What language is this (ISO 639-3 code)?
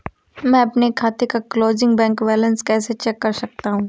hin